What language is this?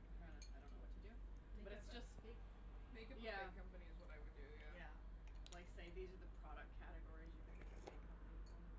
English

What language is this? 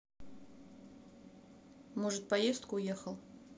Russian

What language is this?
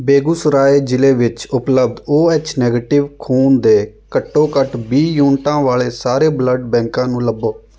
Punjabi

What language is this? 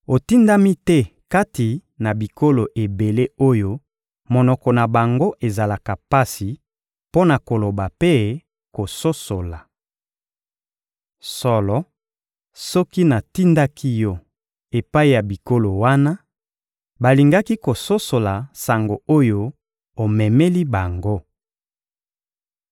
Lingala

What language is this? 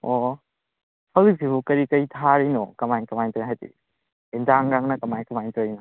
Manipuri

